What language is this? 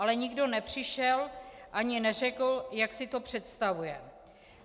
Czech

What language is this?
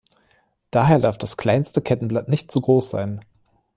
German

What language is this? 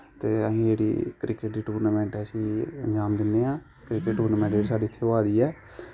Dogri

